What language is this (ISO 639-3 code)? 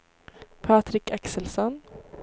swe